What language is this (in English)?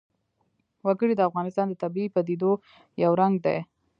Pashto